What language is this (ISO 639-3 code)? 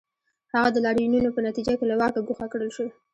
pus